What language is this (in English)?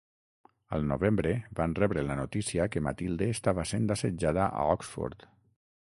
Catalan